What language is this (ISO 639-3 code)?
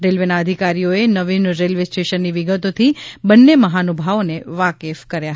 guj